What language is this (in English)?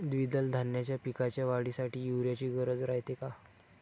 Marathi